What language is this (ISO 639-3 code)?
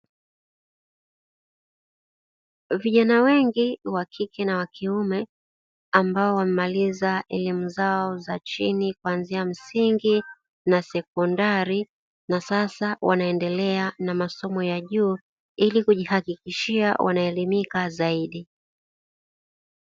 swa